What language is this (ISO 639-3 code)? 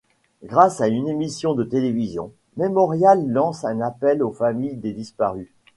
fra